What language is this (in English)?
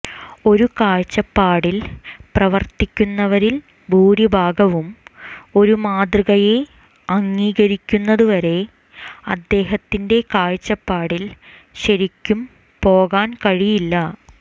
Malayalam